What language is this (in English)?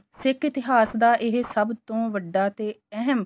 Punjabi